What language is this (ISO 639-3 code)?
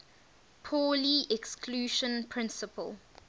eng